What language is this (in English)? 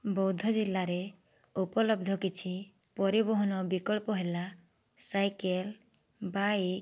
Odia